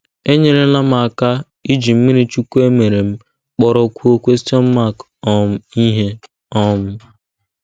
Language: Igbo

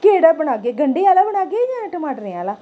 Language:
Dogri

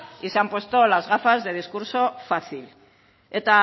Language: Spanish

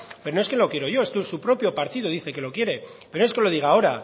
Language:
Spanish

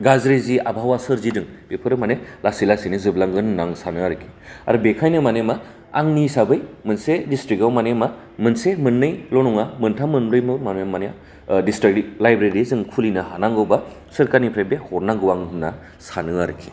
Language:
Bodo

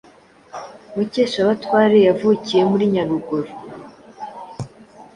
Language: Kinyarwanda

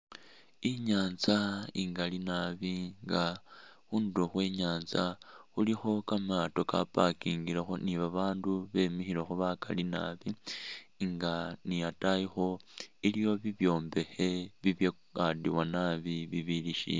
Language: Masaaba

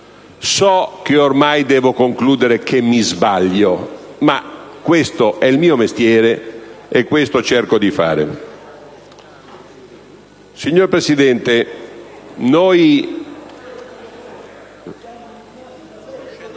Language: Italian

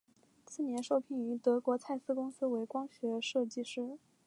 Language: Chinese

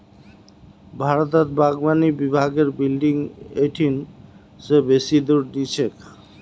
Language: Magahi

